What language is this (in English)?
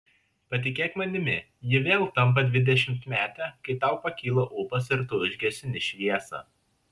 Lithuanian